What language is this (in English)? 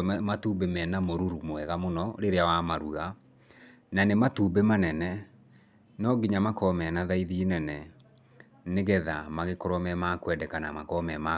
Kikuyu